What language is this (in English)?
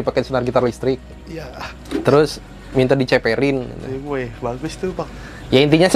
Indonesian